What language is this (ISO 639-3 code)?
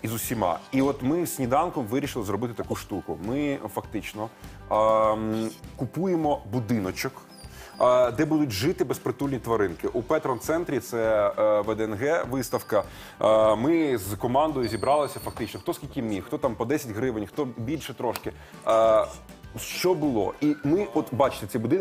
ukr